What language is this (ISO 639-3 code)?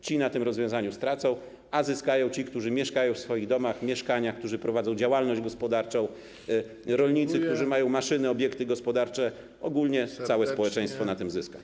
pol